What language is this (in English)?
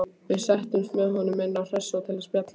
Icelandic